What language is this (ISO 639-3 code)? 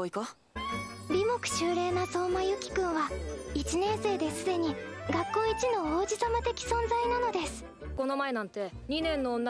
jpn